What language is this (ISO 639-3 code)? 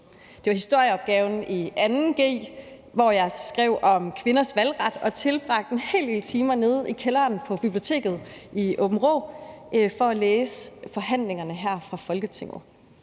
dan